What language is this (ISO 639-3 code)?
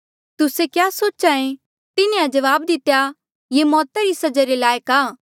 mjl